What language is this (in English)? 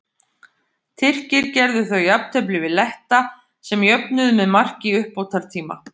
Icelandic